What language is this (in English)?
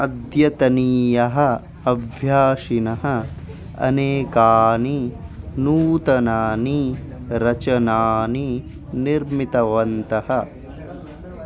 Sanskrit